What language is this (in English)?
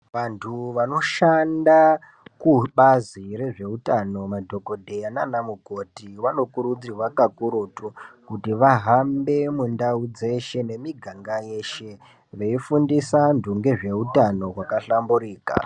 Ndau